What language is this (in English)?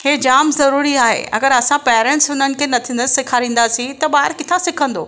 Sindhi